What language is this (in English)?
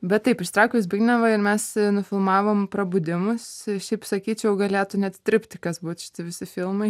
Lithuanian